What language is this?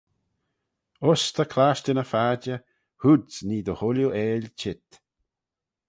Manx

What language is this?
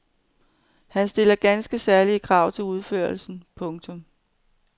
Danish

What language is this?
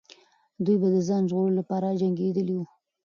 Pashto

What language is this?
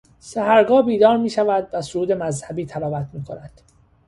Persian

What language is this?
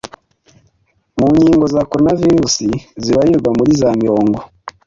Kinyarwanda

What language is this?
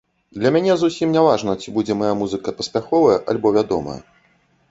Belarusian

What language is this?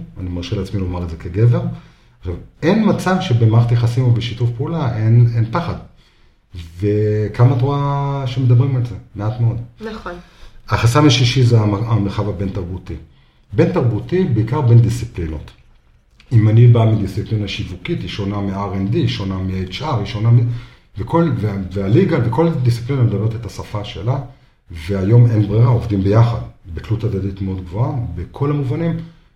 Hebrew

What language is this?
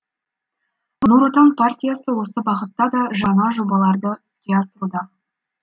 Kazakh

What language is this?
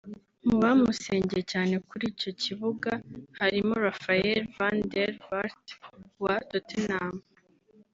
Kinyarwanda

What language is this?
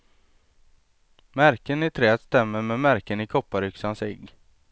Swedish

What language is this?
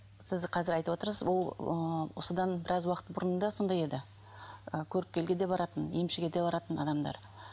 Kazakh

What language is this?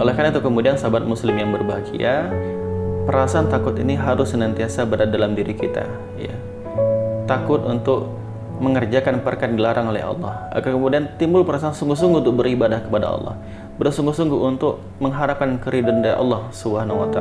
Indonesian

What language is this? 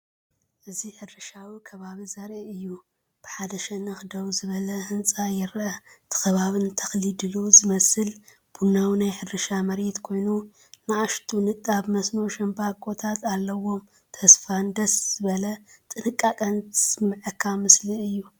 Tigrinya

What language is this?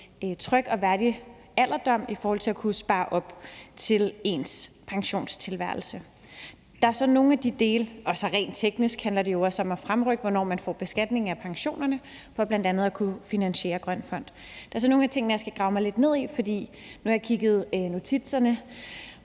Danish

